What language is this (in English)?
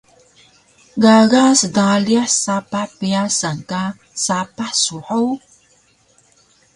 Taroko